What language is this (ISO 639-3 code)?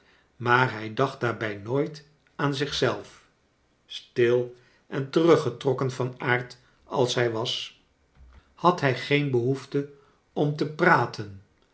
nld